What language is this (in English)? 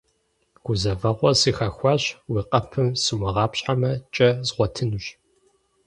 Kabardian